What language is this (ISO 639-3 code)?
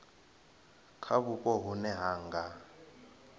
ven